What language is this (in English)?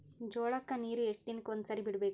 Kannada